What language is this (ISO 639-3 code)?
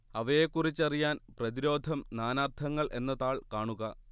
mal